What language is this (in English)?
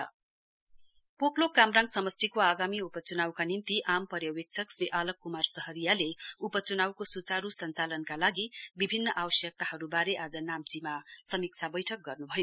Nepali